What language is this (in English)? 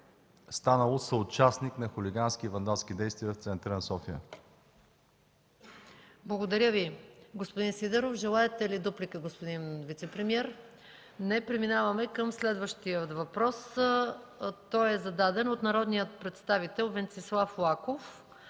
Bulgarian